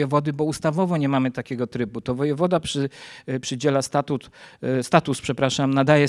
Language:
Polish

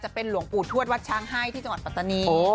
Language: Thai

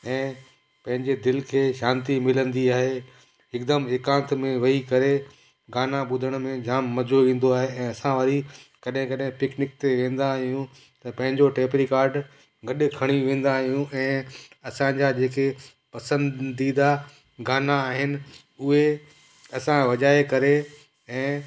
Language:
Sindhi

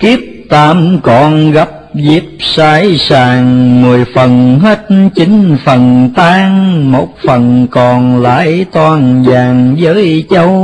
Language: Vietnamese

